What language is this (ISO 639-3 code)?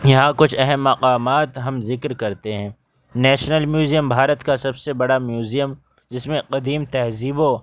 urd